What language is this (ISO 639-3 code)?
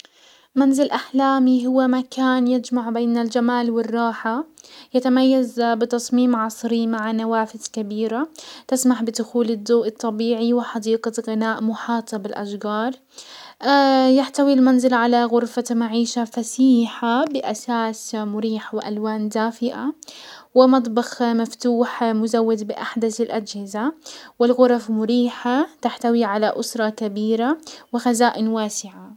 acw